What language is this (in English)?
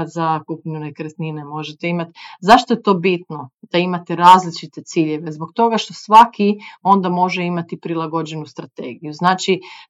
Croatian